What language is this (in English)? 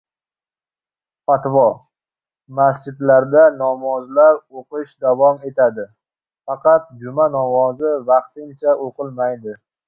Uzbek